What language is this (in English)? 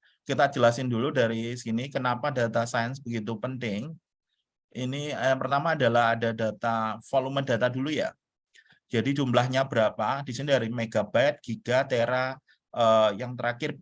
Indonesian